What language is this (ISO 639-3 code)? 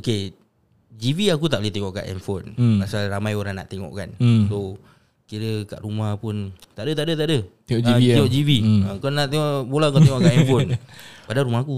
msa